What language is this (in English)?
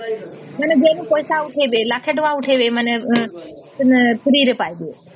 Odia